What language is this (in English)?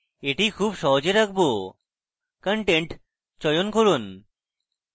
Bangla